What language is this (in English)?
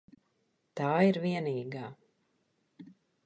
Latvian